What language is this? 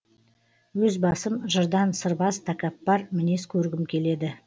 Kazakh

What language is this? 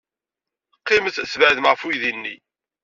Kabyle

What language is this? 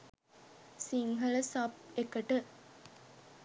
Sinhala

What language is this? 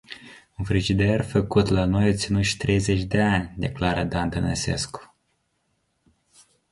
Romanian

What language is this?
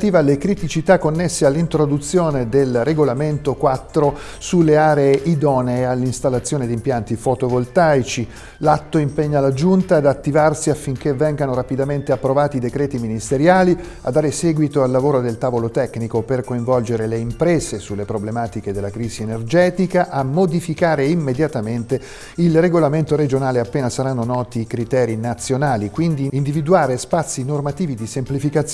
Italian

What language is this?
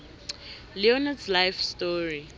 South Ndebele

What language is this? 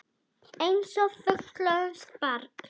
Icelandic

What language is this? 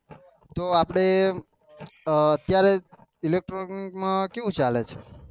Gujarati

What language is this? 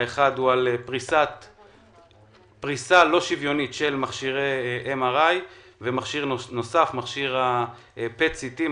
Hebrew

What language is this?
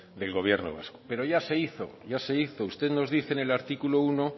Spanish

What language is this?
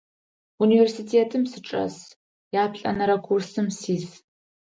Adyghe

